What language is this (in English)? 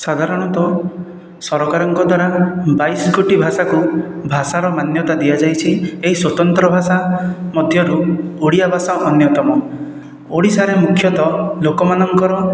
Odia